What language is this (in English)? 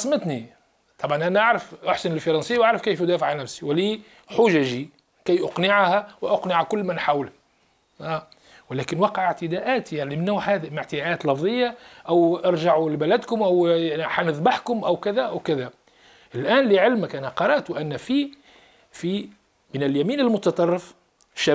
Arabic